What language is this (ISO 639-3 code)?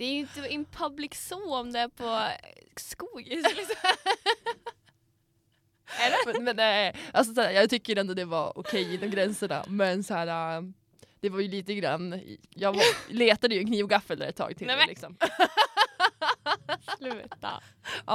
swe